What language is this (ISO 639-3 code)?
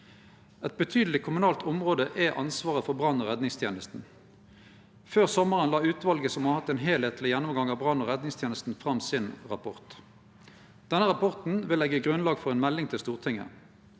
nor